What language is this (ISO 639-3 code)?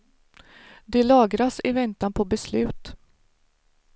swe